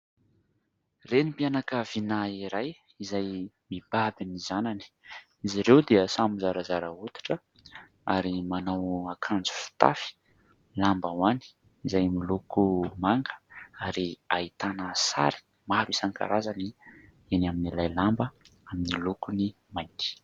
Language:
Malagasy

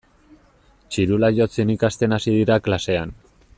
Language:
Basque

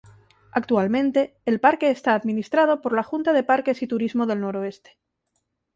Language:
Spanish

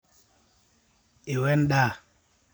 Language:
Masai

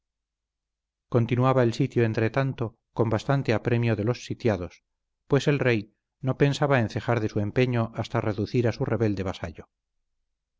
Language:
Spanish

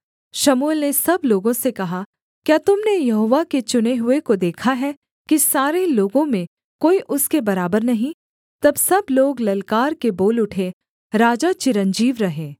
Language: Hindi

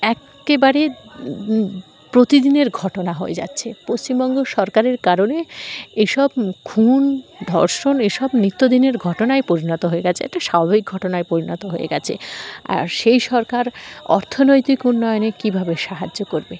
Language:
Bangla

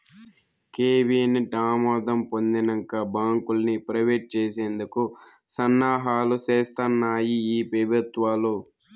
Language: Telugu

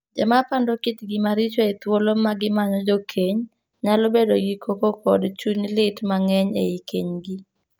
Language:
Luo (Kenya and Tanzania)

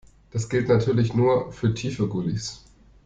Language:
German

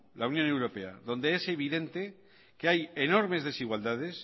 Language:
Spanish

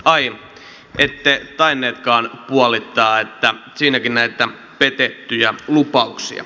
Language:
Finnish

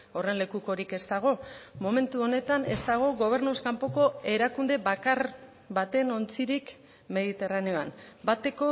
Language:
Basque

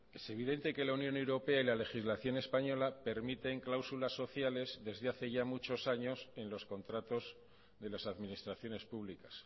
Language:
Spanish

